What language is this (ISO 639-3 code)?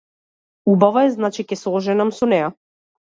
mkd